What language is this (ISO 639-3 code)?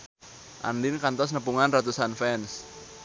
sun